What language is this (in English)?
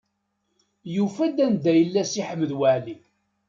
Kabyle